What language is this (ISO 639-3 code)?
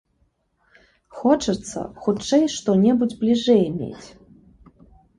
bel